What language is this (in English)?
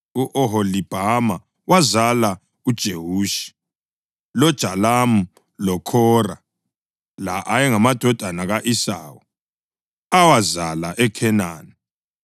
North Ndebele